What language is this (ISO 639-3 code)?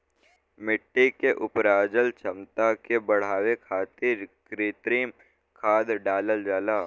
bho